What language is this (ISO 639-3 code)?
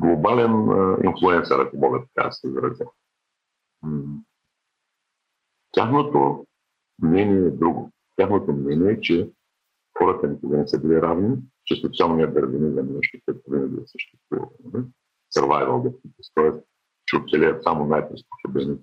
bul